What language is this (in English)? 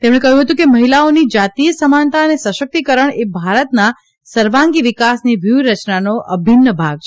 Gujarati